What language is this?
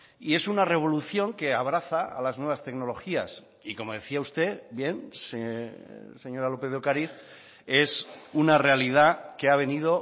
Spanish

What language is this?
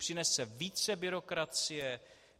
Czech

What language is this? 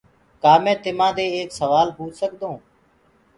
Gurgula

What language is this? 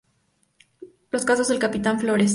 Spanish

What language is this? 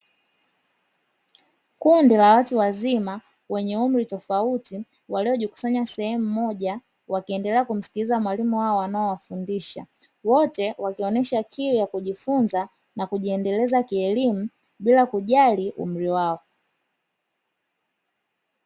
Swahili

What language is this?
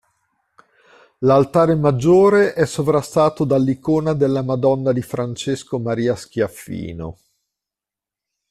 Italian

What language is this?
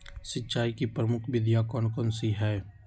Magahi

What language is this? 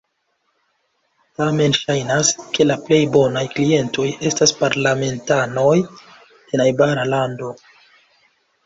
Esperanto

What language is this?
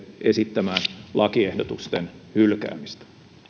Finnish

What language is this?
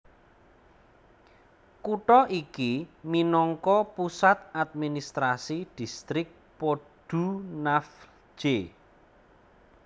Javanese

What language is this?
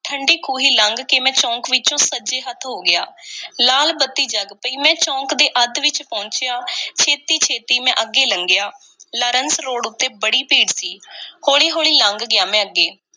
Punjabi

